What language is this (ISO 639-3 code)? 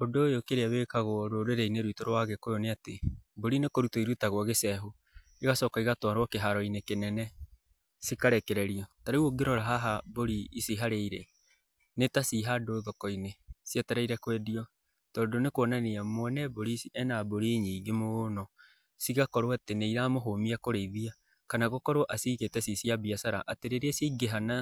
kik